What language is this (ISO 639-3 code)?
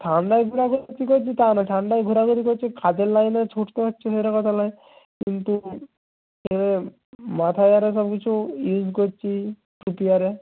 ben